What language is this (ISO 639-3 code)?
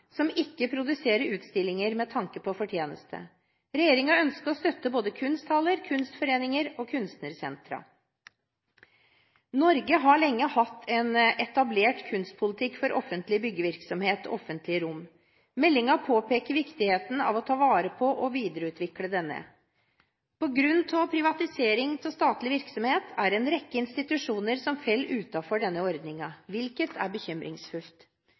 nob